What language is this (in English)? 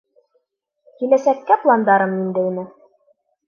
Bashkir